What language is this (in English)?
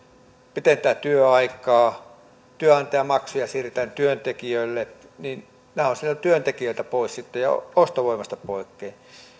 Finnish